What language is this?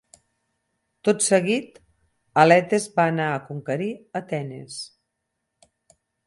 Catalan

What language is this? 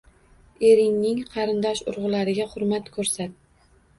Uzbek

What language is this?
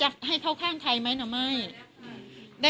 Thai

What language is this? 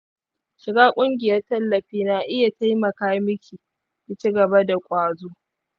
Hausa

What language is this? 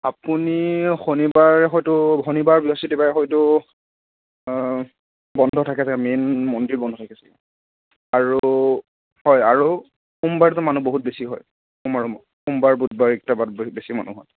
Assamese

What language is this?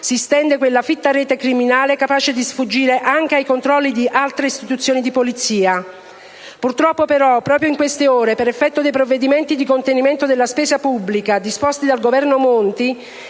Italian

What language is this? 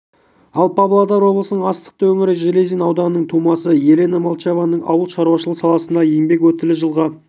Kazakh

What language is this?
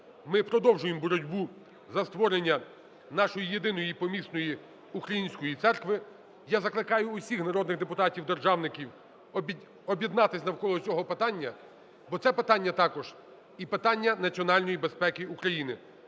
Ukrainian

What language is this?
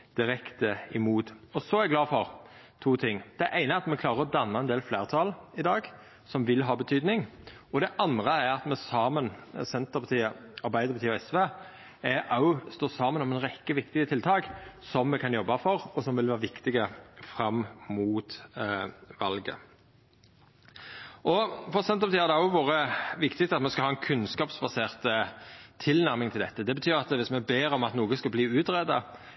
Norwegian Nynorsk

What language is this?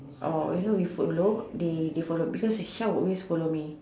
English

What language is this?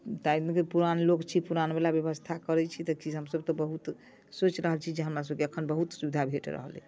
Maithili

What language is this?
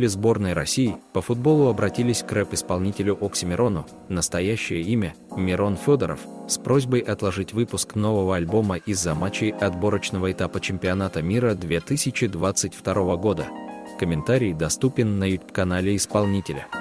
Russian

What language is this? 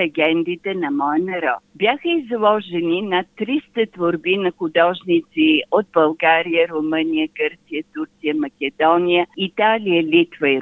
Bulgarian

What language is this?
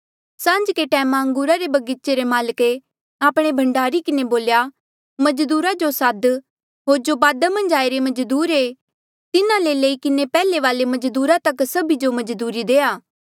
Mandeali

